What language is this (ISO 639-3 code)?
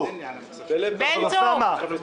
heb